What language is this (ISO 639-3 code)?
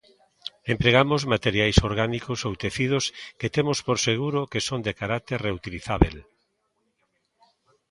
glg